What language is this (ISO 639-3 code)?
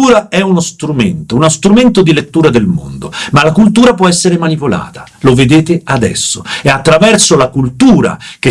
ita